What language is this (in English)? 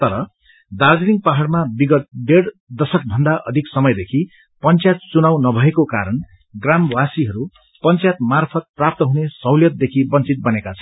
Nepali